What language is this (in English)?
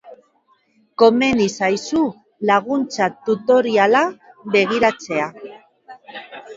Basque